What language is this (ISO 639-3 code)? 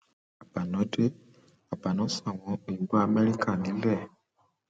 yor